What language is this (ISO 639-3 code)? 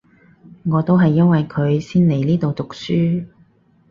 yue